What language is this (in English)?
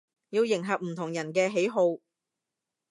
Cantonese